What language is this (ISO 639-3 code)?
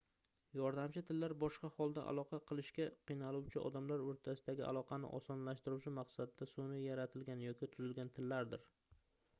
uzb